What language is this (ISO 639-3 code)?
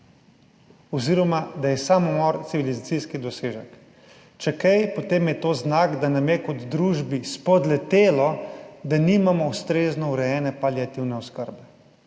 slv